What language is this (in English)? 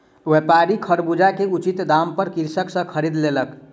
Maithili